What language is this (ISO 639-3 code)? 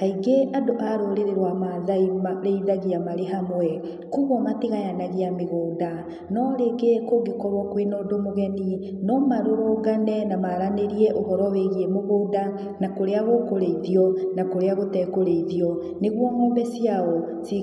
kik